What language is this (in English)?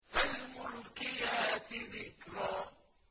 Arabic